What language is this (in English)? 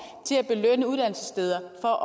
Danish